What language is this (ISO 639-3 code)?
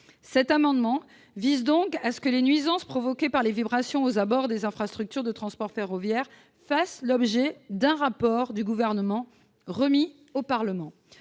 fra